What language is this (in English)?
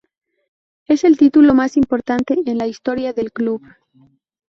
Spanish